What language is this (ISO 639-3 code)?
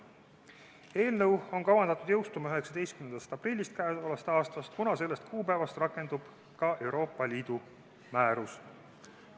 est